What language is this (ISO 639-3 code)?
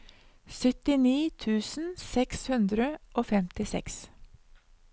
nor